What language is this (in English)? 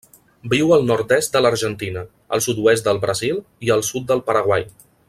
Catalan